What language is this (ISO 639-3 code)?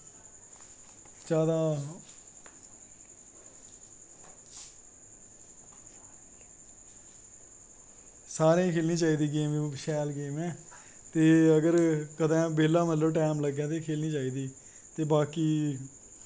doi